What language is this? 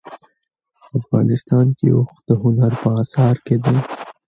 Pashto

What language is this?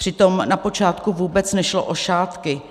Czech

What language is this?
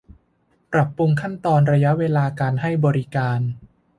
Thai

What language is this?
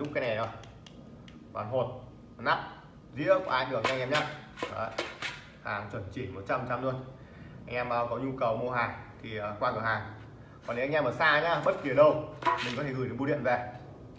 Vietnamese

